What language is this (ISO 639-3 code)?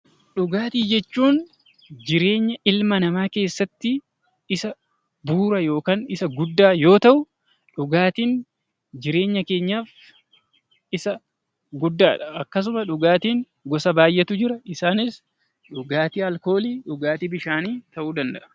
orm